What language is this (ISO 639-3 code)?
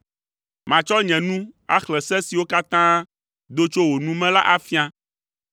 ewe